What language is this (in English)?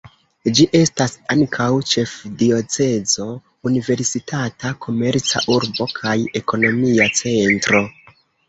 Esperanto